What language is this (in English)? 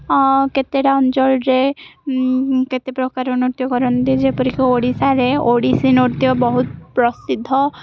Odia